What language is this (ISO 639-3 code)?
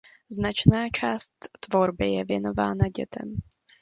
ces